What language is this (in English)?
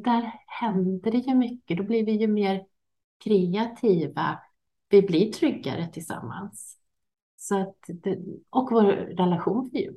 Swedish